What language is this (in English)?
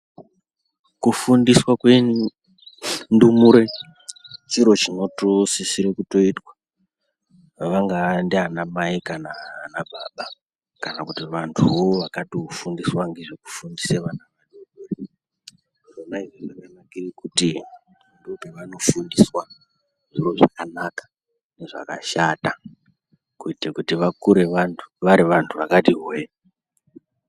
Ndau